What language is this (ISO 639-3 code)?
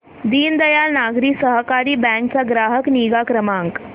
mar